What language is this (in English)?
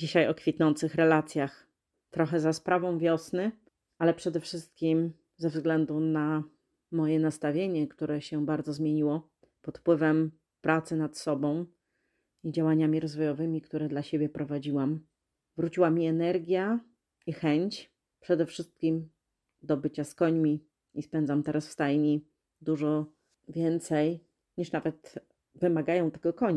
Polish